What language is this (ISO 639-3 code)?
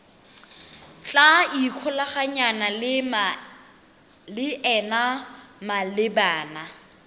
tsn